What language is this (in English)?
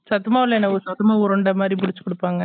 Tamil